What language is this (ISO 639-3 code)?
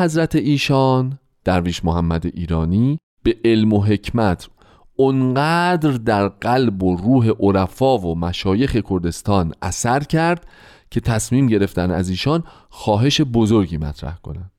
fas